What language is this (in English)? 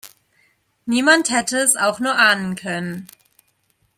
German